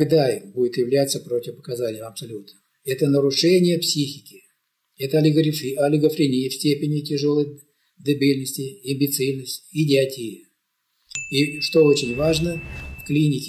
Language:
Russian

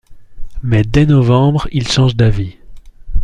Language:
French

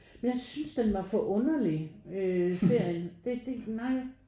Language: Danish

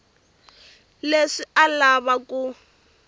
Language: Tsonga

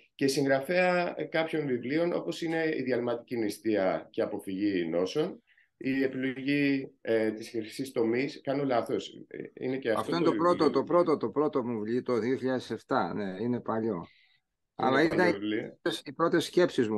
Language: Greek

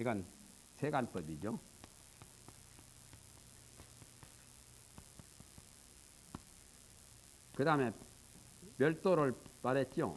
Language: Korean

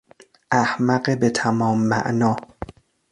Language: Persian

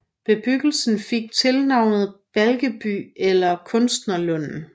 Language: Danish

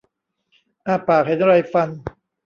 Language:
Thai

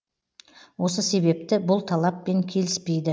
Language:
Kazakh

